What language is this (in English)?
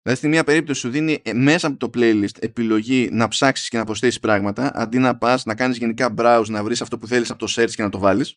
Greek